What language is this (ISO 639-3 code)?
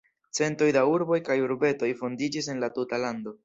epo